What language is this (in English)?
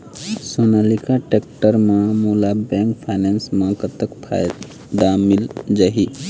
Chhattisgarhi